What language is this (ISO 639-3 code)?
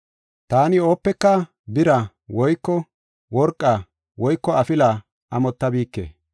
gof